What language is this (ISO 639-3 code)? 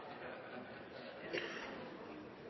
nob